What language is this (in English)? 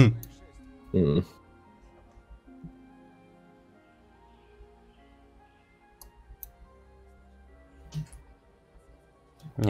Russian